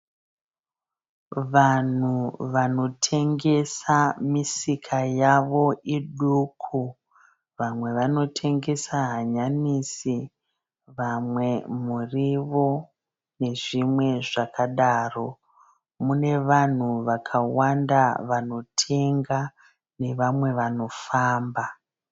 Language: Shona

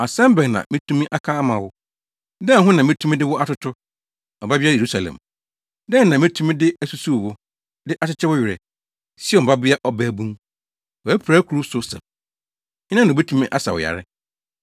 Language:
Akan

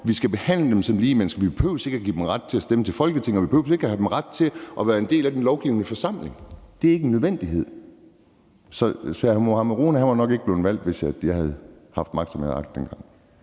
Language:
Danish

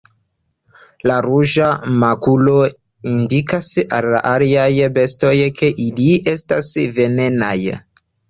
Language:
Esperanto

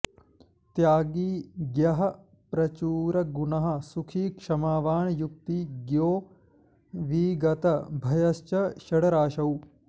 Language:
Sanskrit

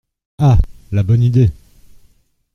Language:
French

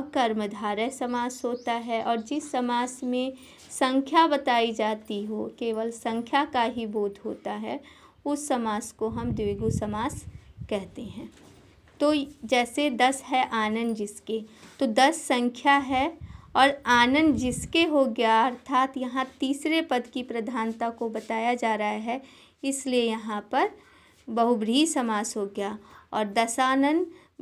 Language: Hindi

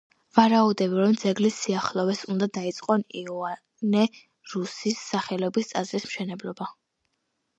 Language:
Georgian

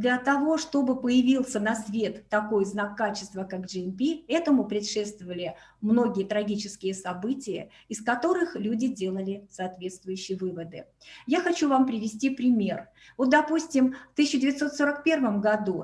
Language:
Russian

